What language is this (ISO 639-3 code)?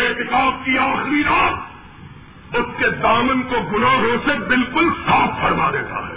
urd